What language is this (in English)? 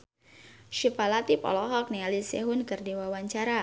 Sundanese